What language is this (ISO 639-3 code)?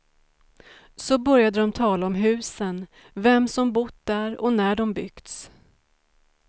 swe